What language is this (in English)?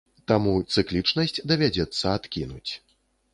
Belarusian